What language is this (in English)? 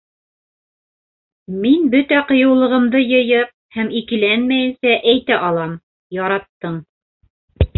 Bashkir